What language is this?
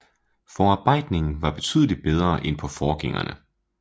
Danish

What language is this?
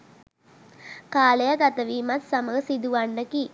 Sinhala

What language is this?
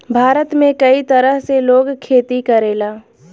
Bhojpuri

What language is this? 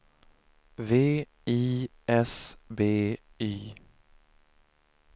Swedish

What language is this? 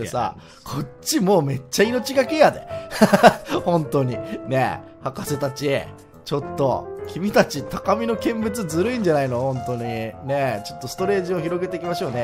Japanese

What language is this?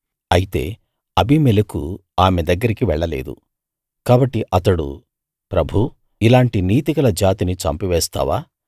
Telugu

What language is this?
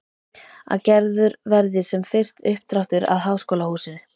Icelandic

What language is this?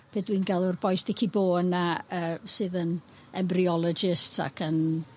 Welsh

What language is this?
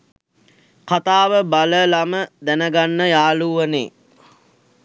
Sinhala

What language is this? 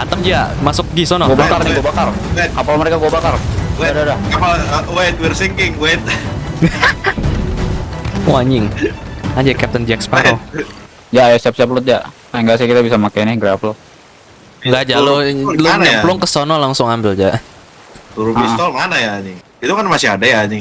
Indonesian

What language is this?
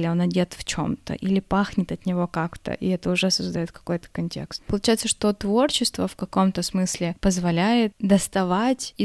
Russian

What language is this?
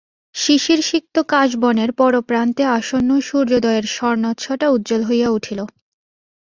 Bangla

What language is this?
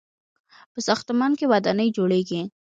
Pashto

